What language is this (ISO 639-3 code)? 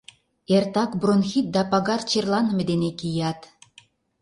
chm